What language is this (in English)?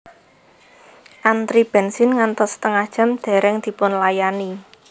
Javanese